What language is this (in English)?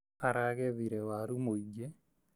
Kikuyu